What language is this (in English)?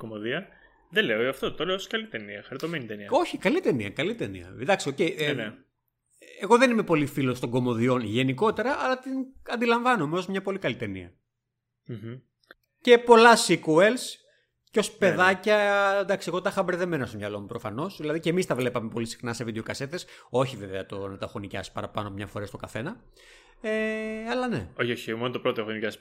Greek